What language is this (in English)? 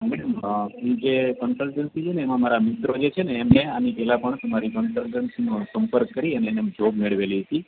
Gujarati